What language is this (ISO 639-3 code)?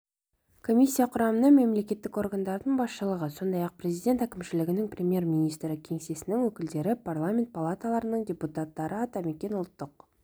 kaz